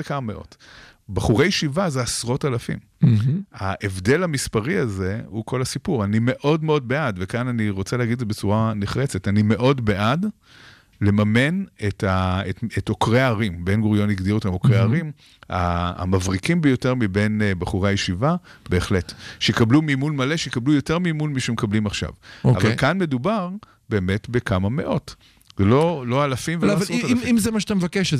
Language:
Hebrew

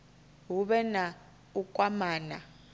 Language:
Venda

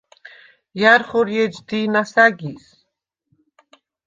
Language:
Svan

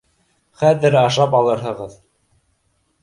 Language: Bashkir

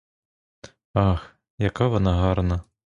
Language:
Ukrainian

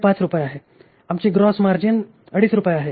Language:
Marathi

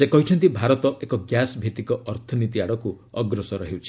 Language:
Odia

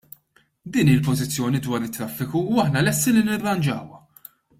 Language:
Maltese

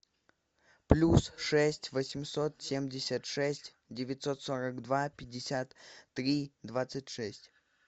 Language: Russian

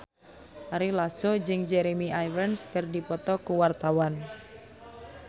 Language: Sundanese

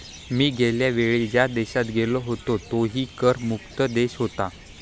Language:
Marathi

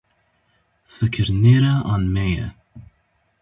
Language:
Kurdish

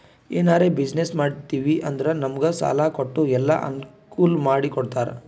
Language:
Kannada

